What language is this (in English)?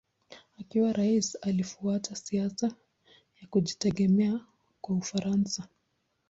Swahili